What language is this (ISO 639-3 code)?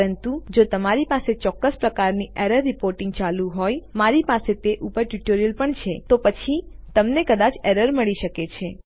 guj